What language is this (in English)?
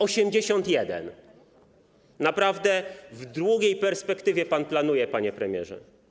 Polish